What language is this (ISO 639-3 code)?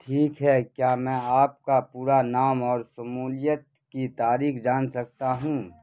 urd